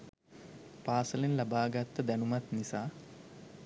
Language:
Sinhala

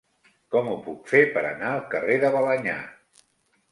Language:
Catalan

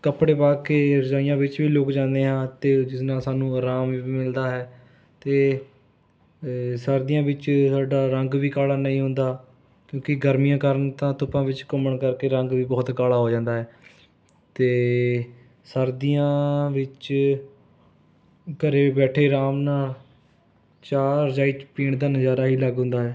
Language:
Punjabi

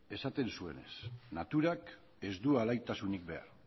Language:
Basque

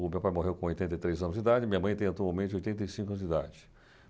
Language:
Portuguese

